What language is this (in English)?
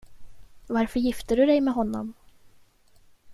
Swedish